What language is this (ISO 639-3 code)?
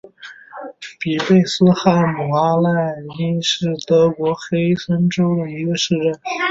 zho